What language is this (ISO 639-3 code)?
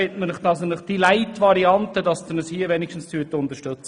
gsw